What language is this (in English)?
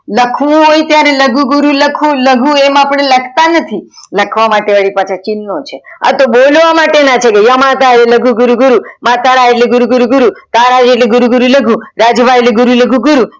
Gujarati